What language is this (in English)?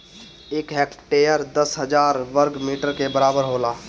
Bhojpuri